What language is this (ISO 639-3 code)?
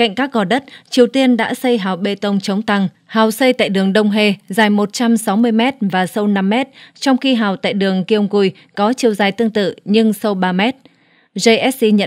vie